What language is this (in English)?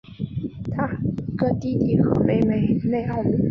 Chinese